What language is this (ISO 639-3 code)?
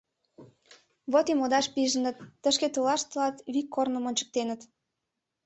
chm